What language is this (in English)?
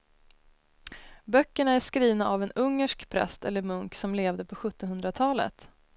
Swedish